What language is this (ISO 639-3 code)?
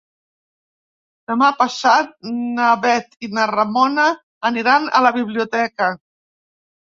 cat